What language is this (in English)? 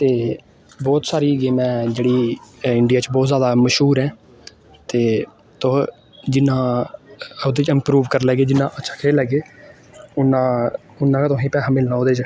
Dogri